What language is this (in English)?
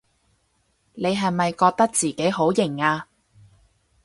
Cantonese